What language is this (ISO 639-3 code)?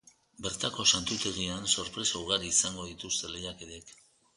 eus